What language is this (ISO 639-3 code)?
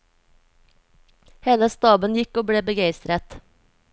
nor